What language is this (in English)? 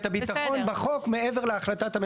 Hebrew